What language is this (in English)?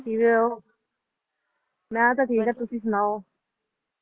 Punjabi